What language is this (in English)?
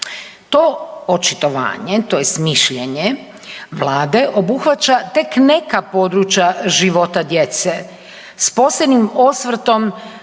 Croatian